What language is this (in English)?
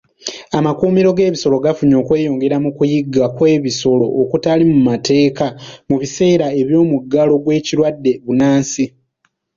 Ganda